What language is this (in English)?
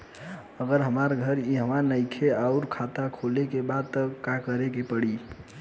Bhojpuri